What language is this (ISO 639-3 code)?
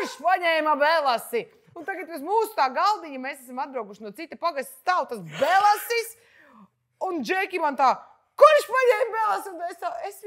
lav